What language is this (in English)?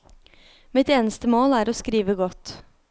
Norwegian